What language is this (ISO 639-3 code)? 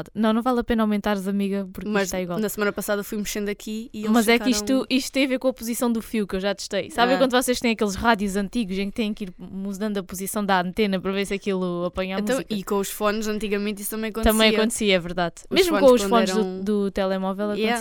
por